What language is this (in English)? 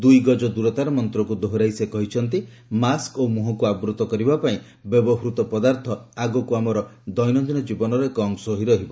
Odia